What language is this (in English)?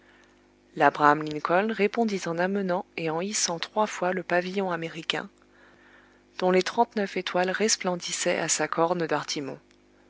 French